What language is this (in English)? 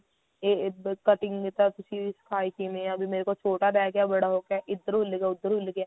Punjabi